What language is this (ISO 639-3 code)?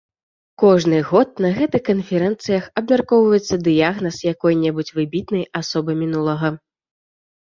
bel